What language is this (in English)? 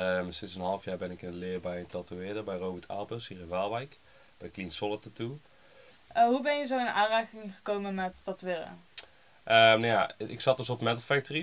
Dutch